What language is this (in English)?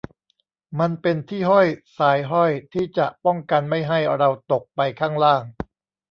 Thai